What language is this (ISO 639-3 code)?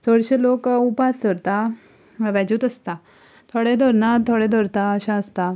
kok